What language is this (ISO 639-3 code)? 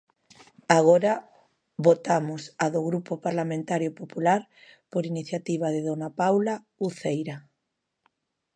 glg